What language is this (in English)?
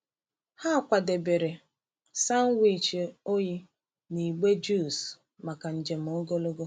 Igbo